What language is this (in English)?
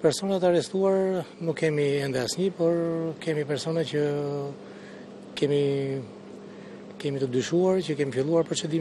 Russian